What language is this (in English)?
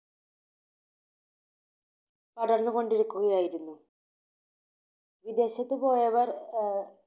Malayalam